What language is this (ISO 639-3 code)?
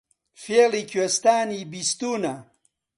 ckb